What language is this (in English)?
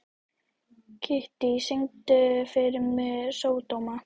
Icelandic